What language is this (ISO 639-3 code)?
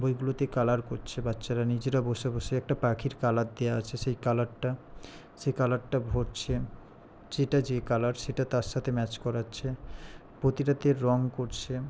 ben